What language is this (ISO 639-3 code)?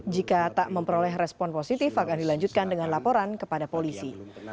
ind